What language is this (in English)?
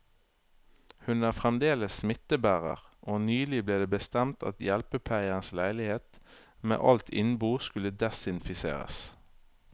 Norwegian